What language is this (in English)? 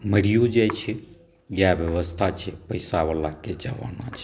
Maithili